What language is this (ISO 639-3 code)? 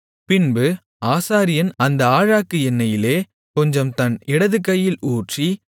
tam